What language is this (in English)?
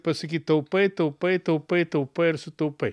Lithuanian